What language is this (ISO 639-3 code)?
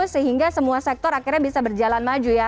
ind